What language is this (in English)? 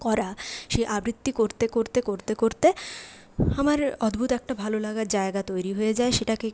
Bangla